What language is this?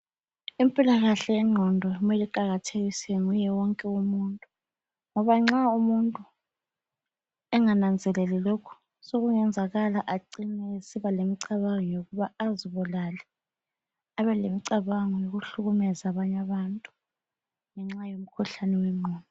North Ndebele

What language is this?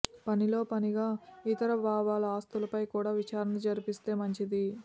Telugu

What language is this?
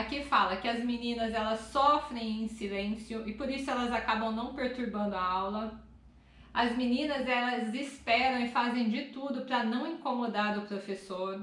Portuguese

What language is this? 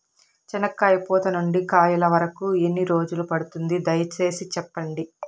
Telugu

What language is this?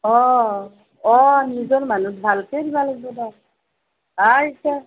Assamese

